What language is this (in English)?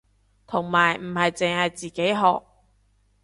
Cantonese